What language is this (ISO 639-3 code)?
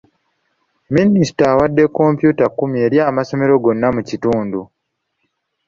lug